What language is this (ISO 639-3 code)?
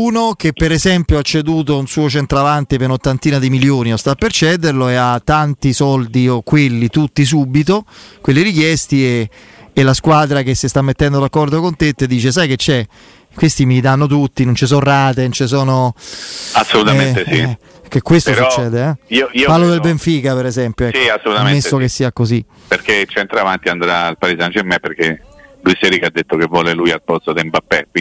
ita